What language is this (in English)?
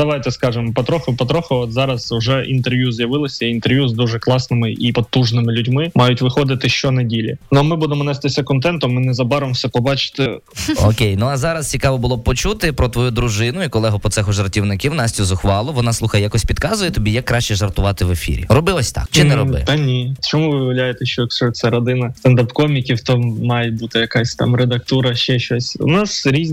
Ukrainian